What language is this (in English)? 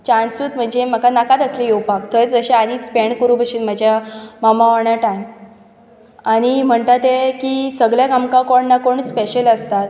Konkani